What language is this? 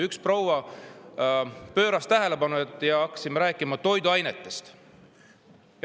Estonian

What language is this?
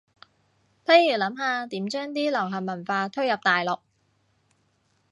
Cantonese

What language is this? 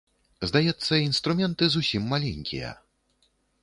Belarusian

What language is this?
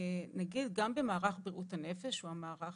Hebrew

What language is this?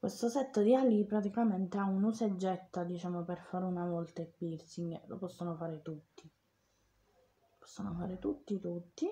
Italian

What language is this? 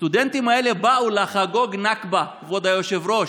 Hebrew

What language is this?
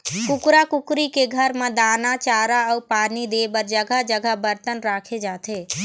Chhattisgarhi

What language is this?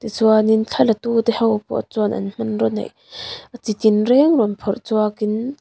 Mizo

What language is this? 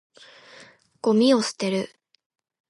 Japanese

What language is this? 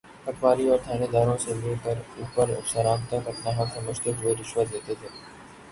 Urdu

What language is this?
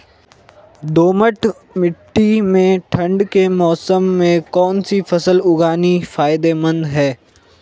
Hindi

